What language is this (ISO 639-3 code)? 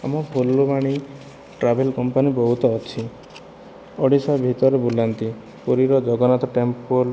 ori